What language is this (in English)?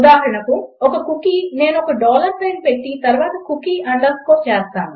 Telugu